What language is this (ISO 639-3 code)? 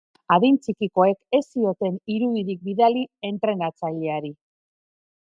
eus